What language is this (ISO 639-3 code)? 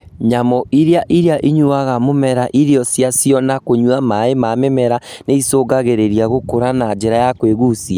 kik